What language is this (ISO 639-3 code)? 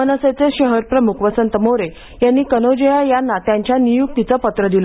mar